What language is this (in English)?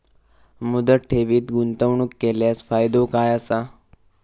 Marathi